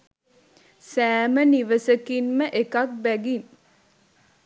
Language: Sinhala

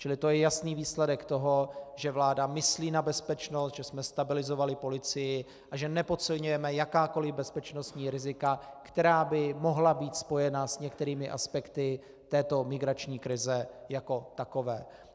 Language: Czech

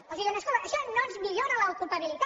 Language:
Catalan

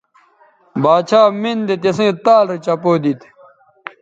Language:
Bateri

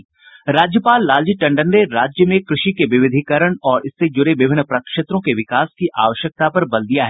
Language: Hindi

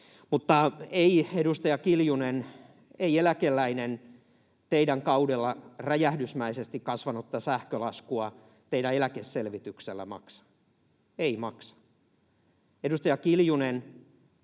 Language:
Finnish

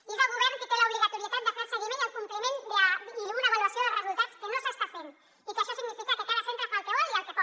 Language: Catalan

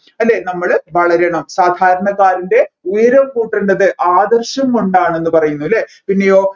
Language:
Malayalam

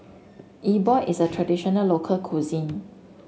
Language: English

